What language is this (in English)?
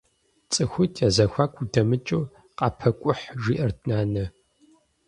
Kabardian